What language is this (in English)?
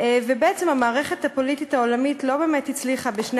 Hebrew